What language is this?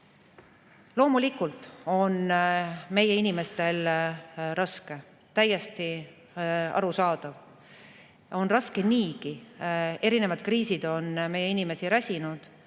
Estonian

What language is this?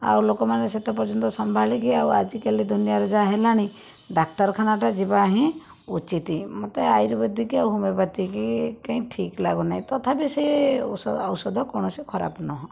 Odia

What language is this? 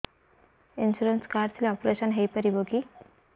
Odia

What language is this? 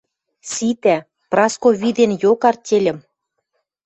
Western Mari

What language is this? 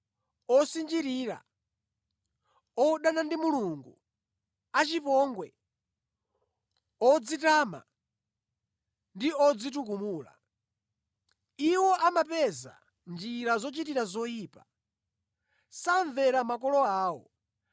Nyanja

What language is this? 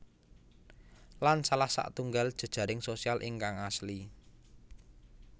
Javanese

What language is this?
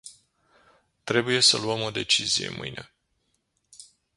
Romanian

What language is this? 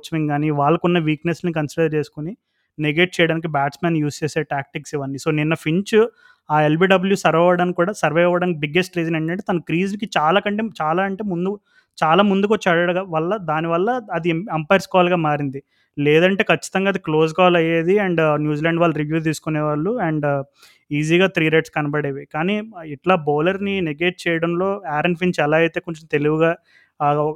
Telugu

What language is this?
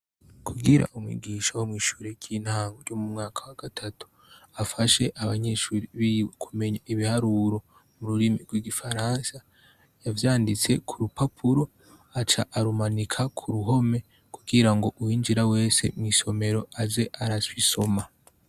Rundi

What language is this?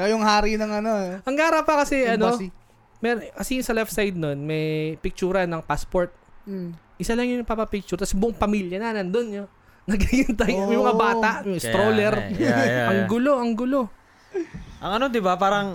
Filipino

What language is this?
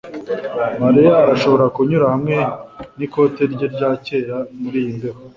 Kinyarwanda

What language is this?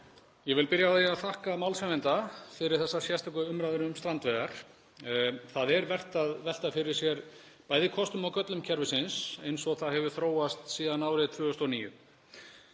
Icelandic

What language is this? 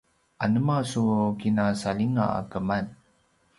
Paiwan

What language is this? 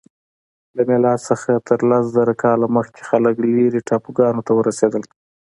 Pashto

